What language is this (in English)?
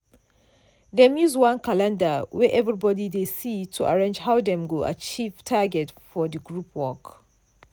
Nigerian Pidgin